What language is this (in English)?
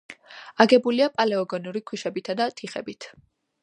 Georgian